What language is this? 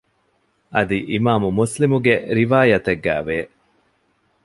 Divehi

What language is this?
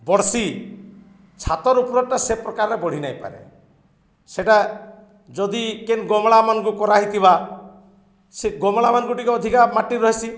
Odia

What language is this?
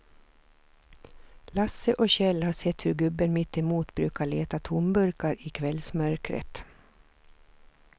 Swedish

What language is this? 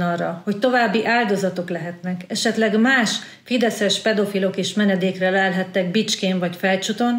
Hungarian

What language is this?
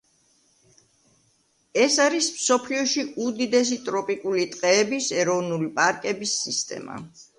Georgian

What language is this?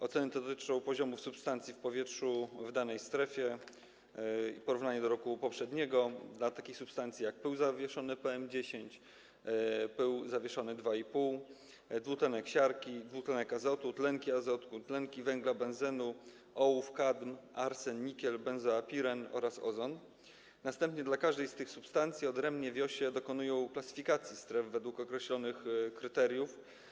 Polish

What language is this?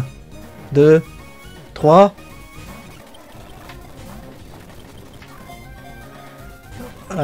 French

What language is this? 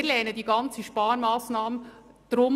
Swiss German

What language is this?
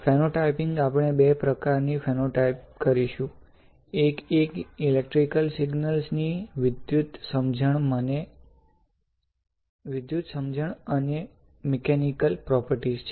Gujarati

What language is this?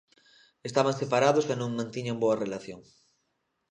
Galician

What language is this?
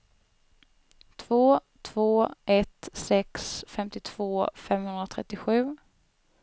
Swedish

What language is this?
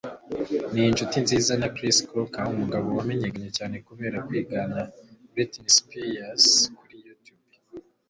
Kinyarwanda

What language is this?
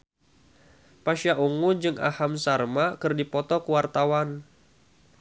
Sundanese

